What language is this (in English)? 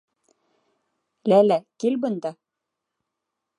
Bashkir